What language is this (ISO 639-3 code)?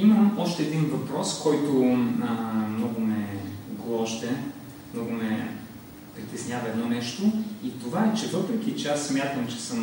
bul